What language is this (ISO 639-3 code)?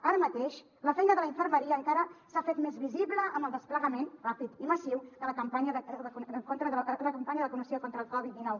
cat